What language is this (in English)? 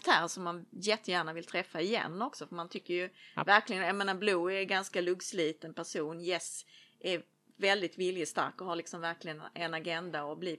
Swedish